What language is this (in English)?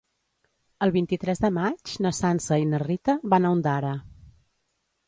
Catalan